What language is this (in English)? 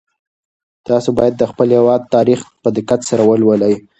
Pashto